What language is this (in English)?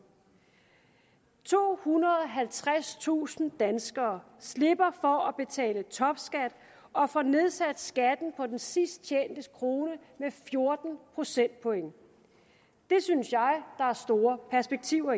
Danish